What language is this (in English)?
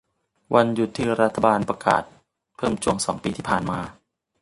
Thai